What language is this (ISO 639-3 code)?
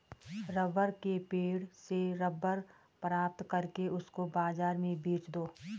hin